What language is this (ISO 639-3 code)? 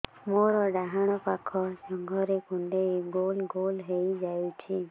ori